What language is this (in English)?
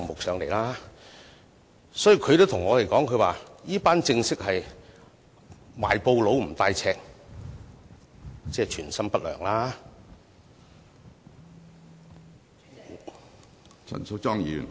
Cantonese